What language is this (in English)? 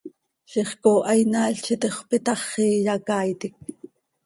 Seri